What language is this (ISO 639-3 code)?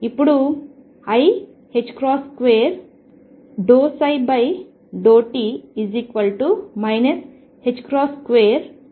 tel